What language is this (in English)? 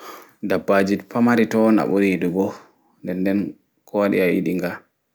Fula